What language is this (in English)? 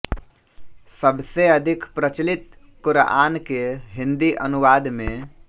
Hindi